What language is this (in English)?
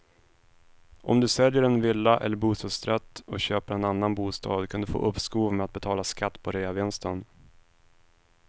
Swedish